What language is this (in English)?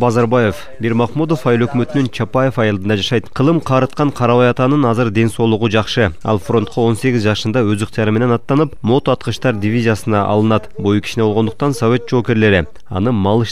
Turkish